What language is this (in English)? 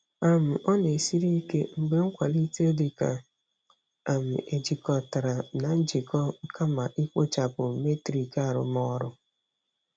Igbo